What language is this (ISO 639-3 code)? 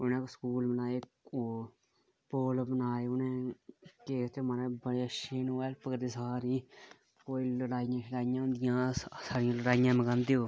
doi